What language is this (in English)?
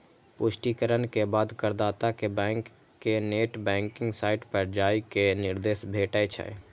Maithili